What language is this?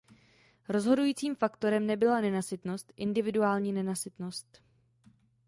Czech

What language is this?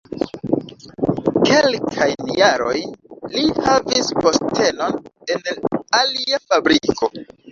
Esperanto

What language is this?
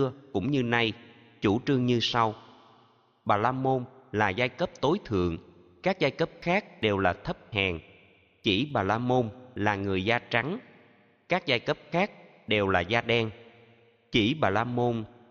Vietnamese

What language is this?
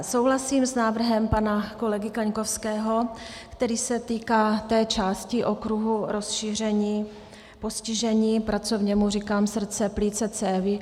Czech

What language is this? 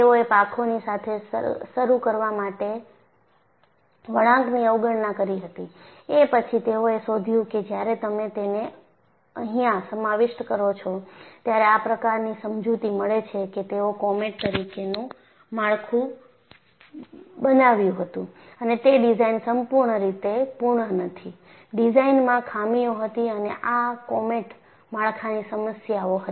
Gujarati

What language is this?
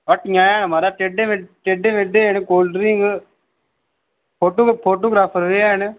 Dogri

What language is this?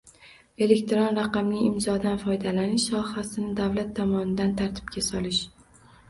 Uzbek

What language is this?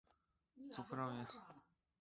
Chinese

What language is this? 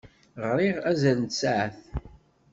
Kabyle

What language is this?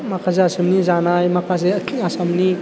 Bodo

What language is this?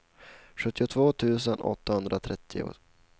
Swedish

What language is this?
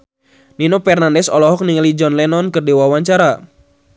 Sundanese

